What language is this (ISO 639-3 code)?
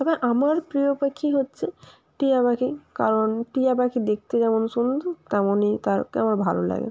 ben